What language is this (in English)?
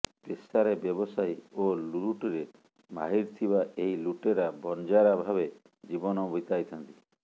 Odia